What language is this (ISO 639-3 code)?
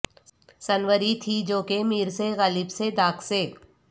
urd